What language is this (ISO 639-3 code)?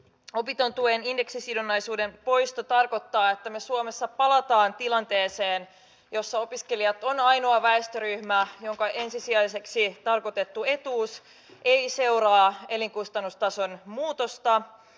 fin